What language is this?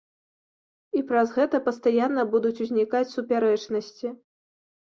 Belarusian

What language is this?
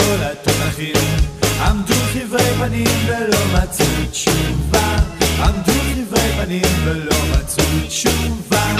Hebrew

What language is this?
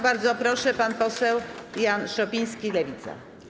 Polish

